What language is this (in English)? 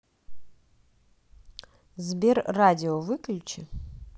Russian